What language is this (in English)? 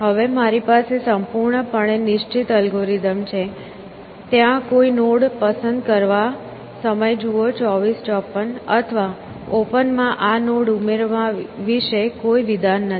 Gujarati